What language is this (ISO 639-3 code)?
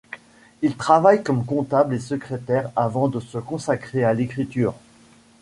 fra